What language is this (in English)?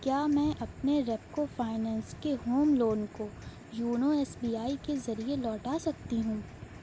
Urdu